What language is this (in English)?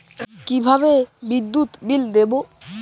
Bangla